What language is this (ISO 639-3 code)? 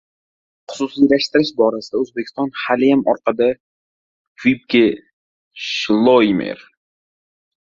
uzb